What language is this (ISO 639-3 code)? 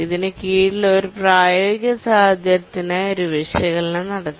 mal